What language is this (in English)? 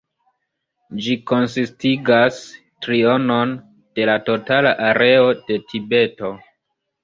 Esperanto